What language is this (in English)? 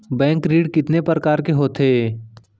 Chhattisgarhi